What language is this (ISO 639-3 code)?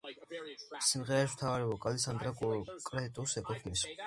kat